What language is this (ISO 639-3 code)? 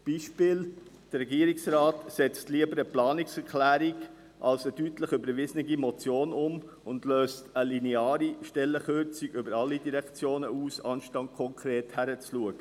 gsw